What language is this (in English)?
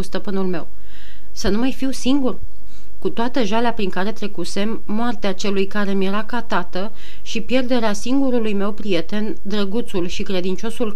Romanian